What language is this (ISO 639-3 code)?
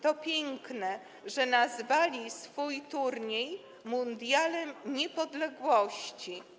pol